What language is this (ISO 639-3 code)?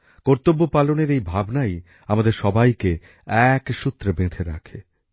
ben